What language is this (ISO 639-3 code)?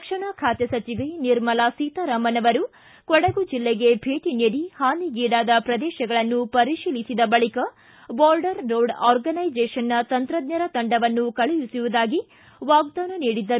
kan